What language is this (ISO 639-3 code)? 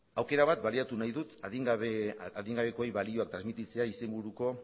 eus